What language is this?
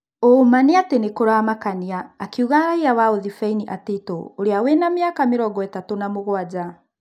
Kikuyu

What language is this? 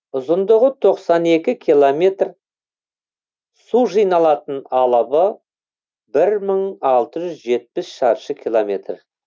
Kazakh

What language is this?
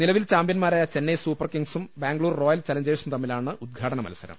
Malayalam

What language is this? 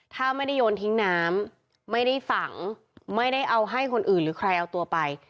Thai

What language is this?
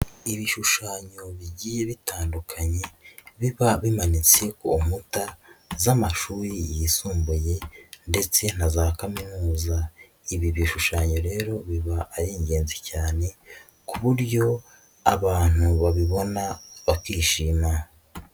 Kinyarwanda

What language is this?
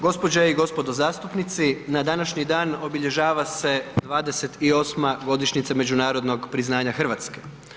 Croatian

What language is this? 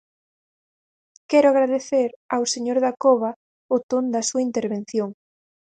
Galician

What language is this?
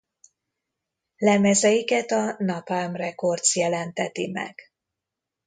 Hungarian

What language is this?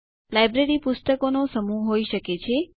Gujarati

